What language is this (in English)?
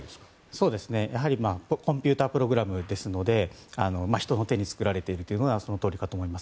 Japanese